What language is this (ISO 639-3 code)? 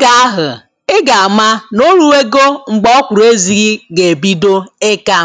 ibo